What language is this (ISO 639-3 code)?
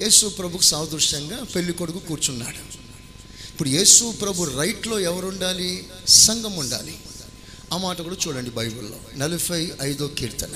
tel